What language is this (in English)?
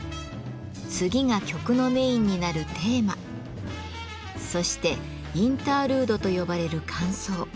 Japanese